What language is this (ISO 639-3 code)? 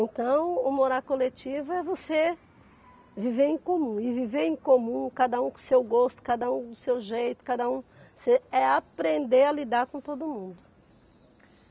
por